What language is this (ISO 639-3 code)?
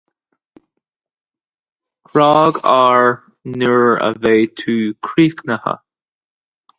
gle